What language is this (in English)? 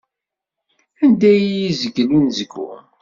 Kabyle